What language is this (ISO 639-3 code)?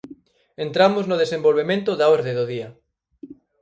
glg